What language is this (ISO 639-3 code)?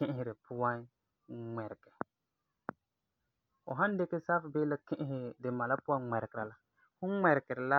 gur